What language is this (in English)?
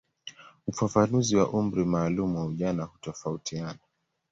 Swahili